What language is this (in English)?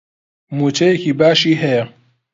Central Kurdish